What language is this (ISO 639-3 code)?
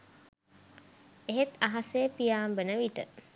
sin